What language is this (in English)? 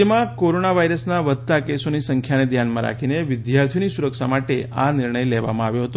Gujarati